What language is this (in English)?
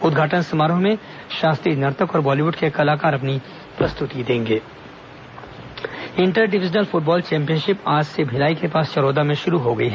Hindi